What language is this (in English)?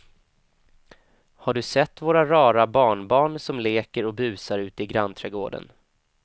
Swedish